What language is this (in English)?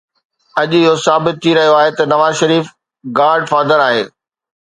Sindhi